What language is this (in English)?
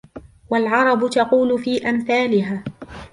Arabic